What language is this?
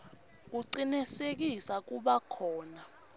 Swati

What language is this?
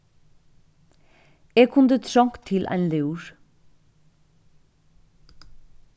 Faroese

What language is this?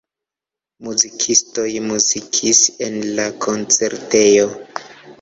Esperanto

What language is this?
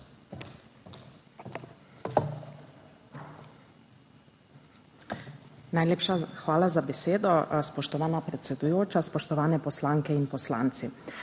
Slovenian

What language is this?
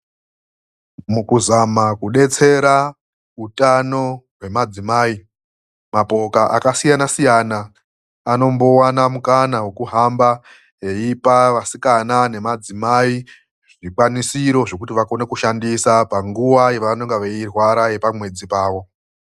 Ndau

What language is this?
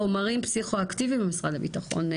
Hebrew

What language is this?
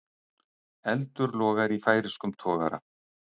Icelandic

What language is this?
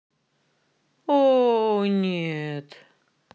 Russian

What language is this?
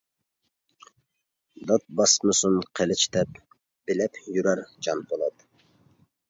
Uyghur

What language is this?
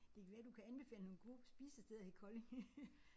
Danish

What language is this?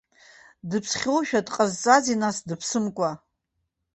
Abkhazian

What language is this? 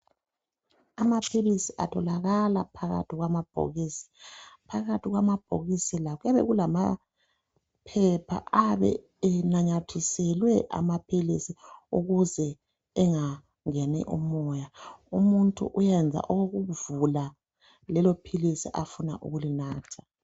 North Ndebele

